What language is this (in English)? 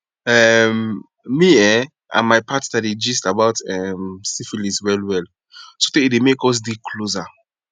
Nigerian Pidgin